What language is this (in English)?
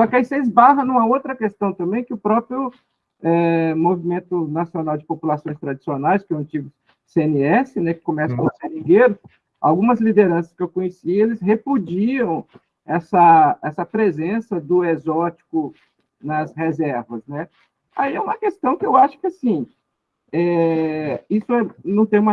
Portuguese